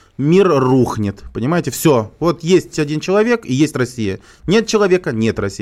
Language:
Russian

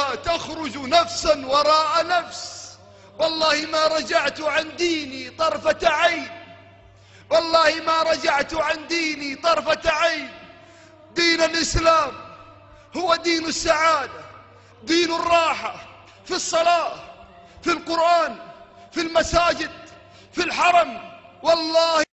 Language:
Arabic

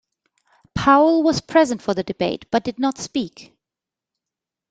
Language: English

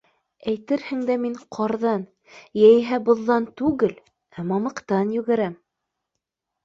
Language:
Bashkir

